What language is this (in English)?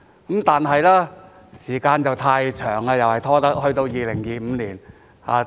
Cantonese